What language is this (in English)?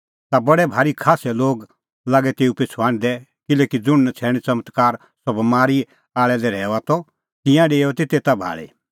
Kullu Pahari